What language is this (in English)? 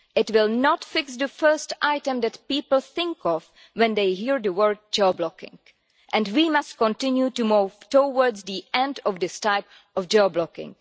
English